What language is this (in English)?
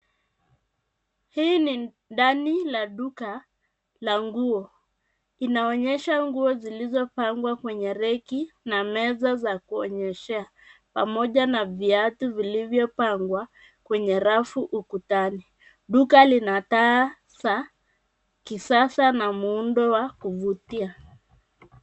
Swahili